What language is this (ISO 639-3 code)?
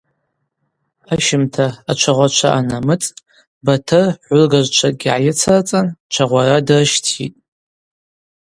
abq